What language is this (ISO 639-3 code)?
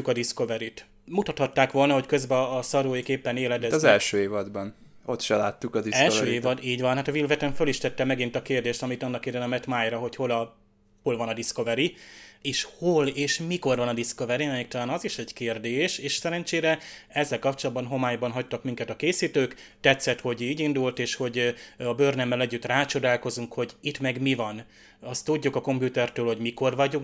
hun